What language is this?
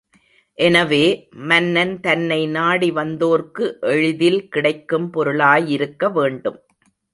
Tamil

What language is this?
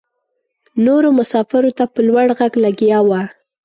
Pashto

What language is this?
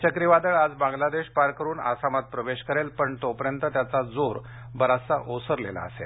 Marathi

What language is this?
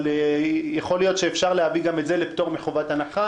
Hebrew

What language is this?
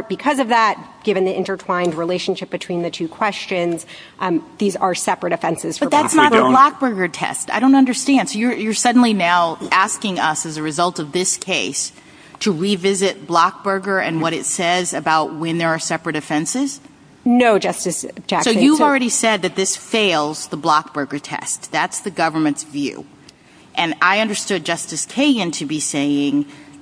English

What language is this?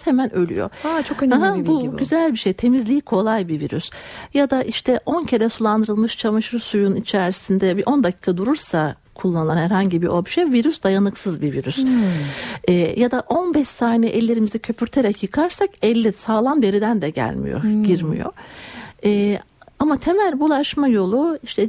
Turkish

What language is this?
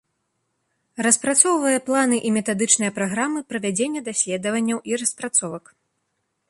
Belarusian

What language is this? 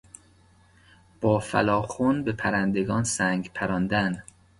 Persian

